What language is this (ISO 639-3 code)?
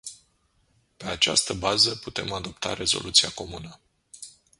ron